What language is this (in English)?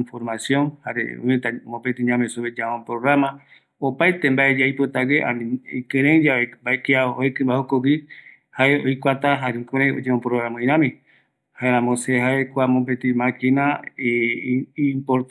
Eastern Bolivian Guaraní